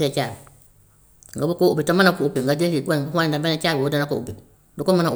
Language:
Gambian Wolof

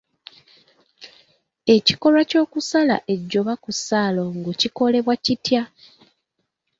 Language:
Ganda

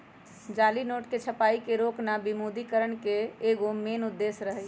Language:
Magahi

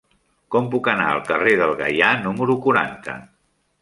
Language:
Catalan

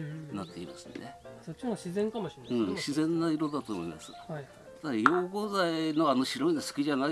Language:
Japanese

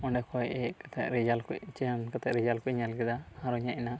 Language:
Santali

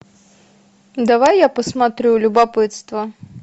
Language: Russian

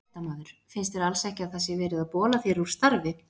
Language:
Icelandic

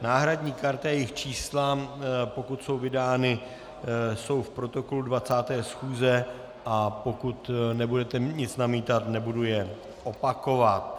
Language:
Czech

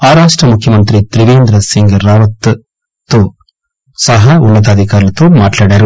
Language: Telugu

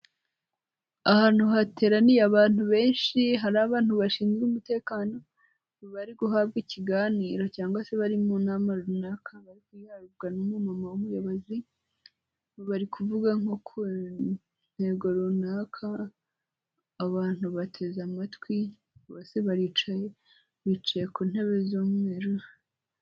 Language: Kinyarwanda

